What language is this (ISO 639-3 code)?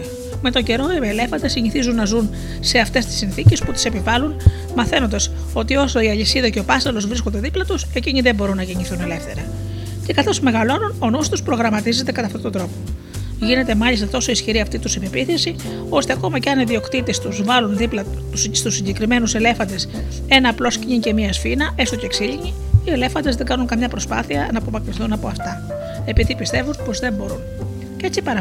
ell